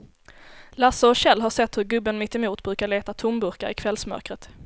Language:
Swedish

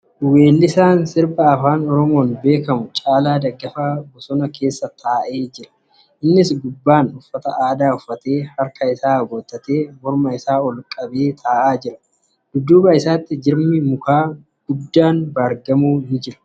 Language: Oromo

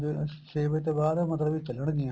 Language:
Punjabi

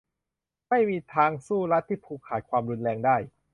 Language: Thai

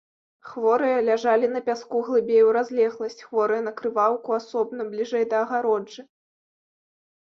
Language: Belarusian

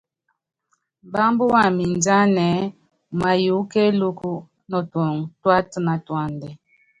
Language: Yangben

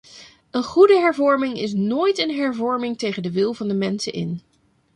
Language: Dutch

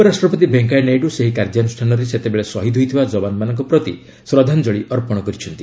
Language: Odia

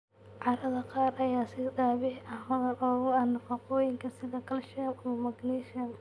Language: Somali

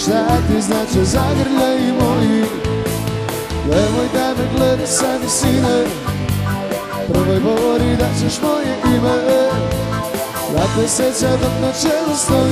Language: Greek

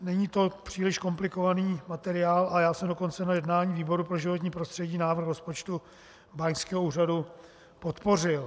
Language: Czech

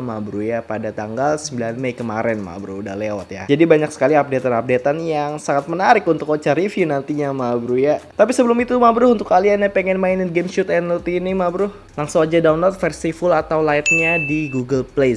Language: Indonesian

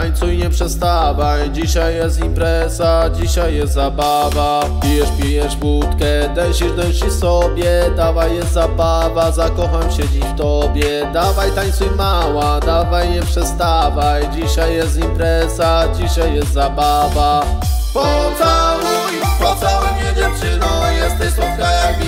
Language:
Polish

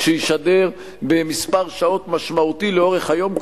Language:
Hebrew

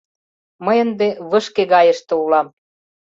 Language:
Mari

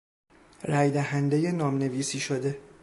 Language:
Persian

